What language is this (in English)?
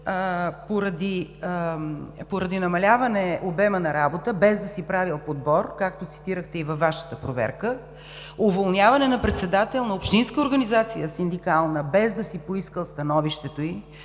Bulgarian